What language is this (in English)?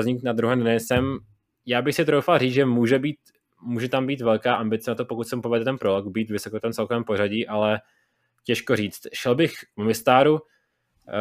Czech